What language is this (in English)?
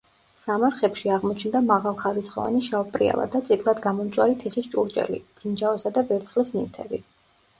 Georgian